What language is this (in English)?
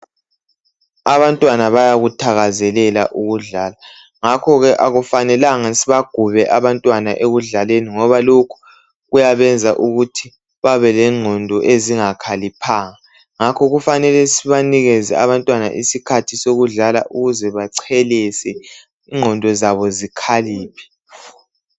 North Ndebele